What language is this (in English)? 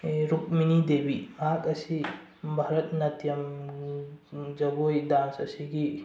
Manipuri